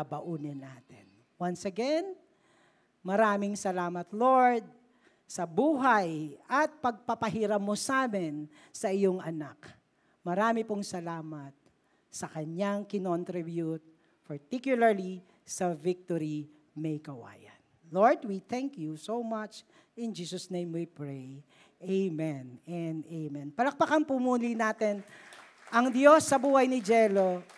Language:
Filipino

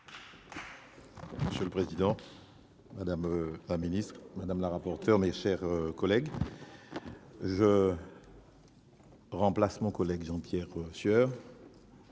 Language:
French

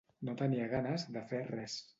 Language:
Catalan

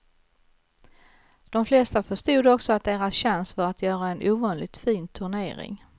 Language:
Swedish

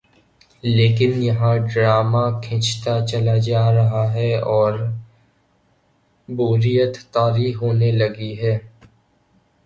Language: Urdu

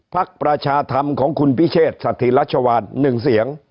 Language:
Thai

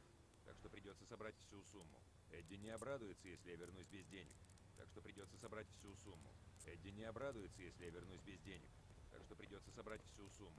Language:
Russian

